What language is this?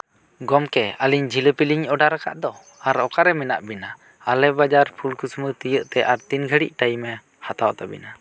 Santali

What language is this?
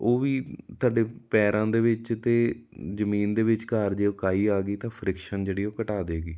Punjabi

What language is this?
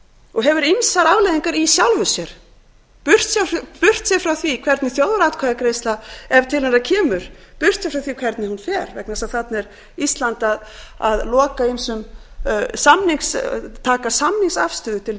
Icelandic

